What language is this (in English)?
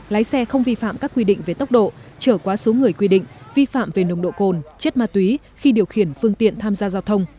Vietnamese